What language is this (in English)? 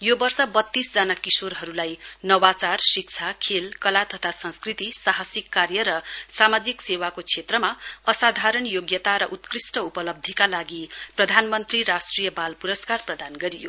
Nepali